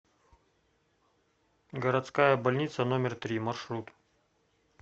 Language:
Russian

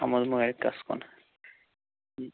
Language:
Kashmiri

